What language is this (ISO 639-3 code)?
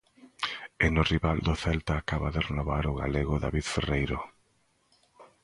glg